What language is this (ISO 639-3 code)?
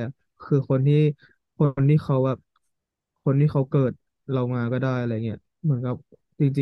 tha